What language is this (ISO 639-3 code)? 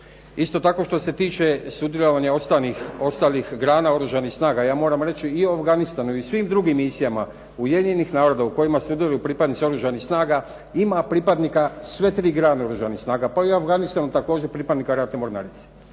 hrv